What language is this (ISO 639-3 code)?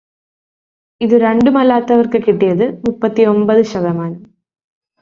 mal